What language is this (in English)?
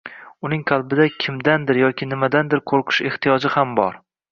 Uzbek